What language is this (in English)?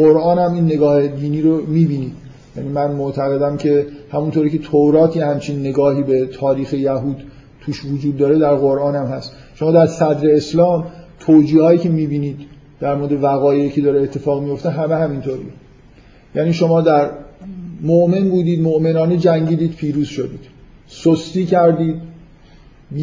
Persian